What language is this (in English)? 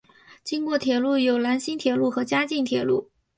Chinese